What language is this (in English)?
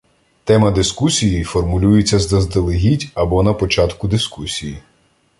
Ukrainian